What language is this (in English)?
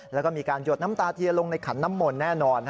Thai